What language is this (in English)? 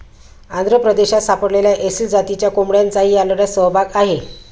Marathi